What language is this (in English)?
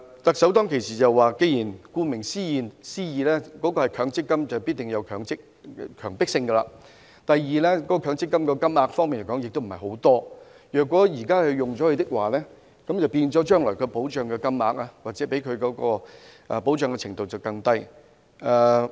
Cantonese